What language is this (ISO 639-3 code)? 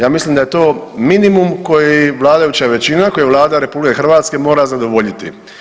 hrv